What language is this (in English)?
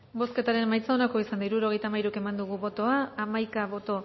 Basque